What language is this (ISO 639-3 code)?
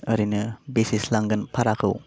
brx